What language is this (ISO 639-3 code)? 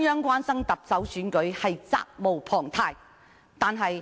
yue